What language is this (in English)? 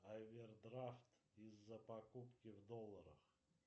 Russian